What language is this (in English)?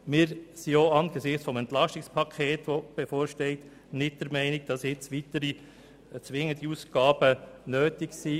Swiss German